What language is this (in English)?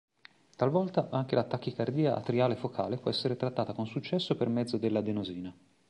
Italian